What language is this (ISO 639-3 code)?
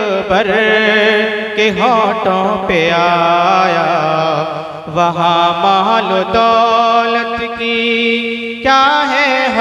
hin